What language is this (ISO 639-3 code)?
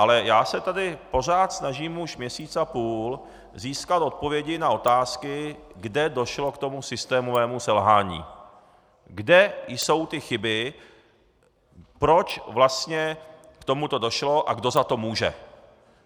ces